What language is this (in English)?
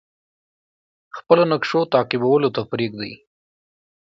Pashto